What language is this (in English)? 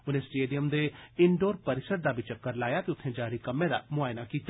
Dogri